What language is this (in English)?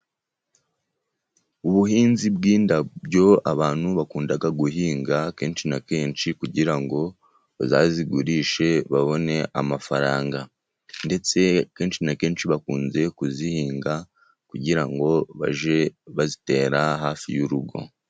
Kinyarwanda